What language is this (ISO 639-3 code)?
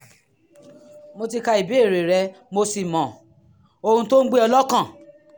yor